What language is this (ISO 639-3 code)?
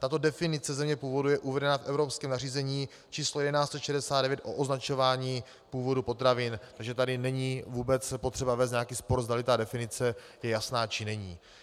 ces